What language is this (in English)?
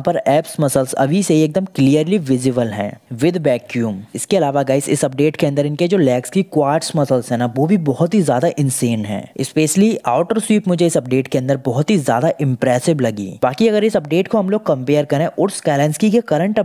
Hindi